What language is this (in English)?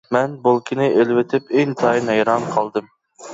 Uyghur